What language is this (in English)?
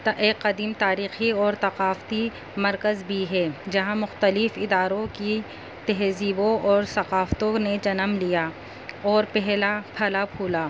Urdu